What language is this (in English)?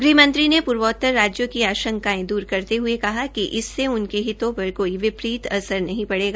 Hindi